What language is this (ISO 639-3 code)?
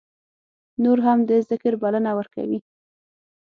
pus